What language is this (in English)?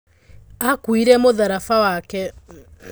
Kikuyu